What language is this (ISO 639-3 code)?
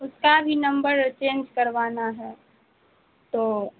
urd